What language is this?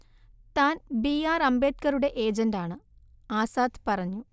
Malayalam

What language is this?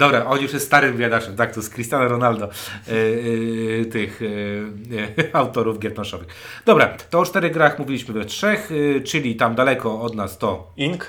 Polish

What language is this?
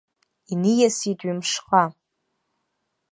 Abkhazian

